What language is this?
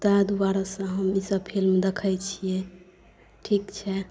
Maithili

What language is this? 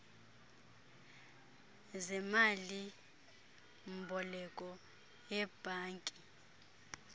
Xhosa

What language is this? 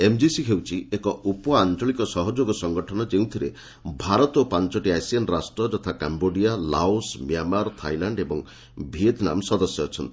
Odia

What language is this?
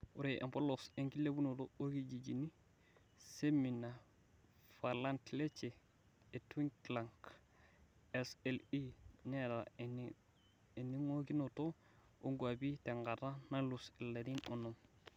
Masai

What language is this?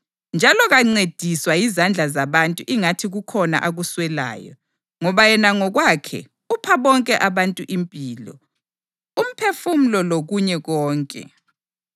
North Ndebele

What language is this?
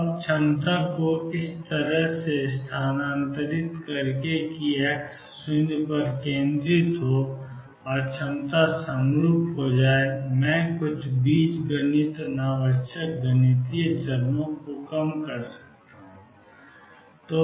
Hindi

